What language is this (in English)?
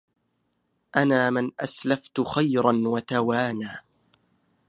Arabic